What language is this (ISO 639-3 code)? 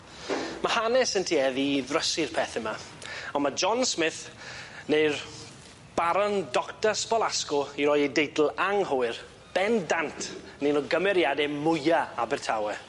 cym